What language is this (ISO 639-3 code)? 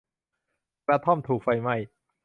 tha